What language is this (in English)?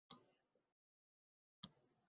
Uzbek